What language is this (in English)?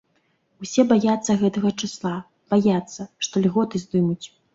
Belarusian